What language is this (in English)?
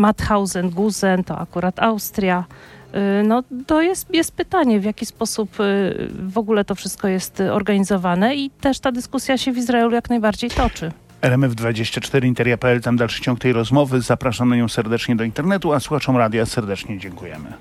Polish